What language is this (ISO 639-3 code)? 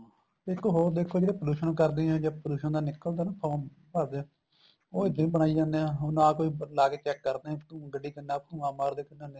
pan